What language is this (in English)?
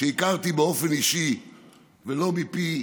Hebrew